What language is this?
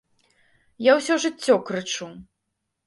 Belarusian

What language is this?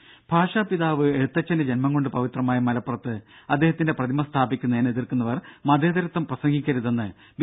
Malayalam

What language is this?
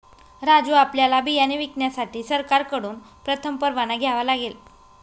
Marathi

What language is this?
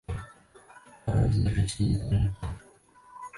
Chinese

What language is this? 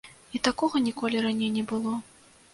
Belarusian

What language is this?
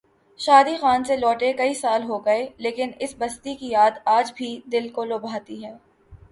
Urdu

